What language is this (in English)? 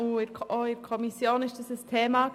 Swiss German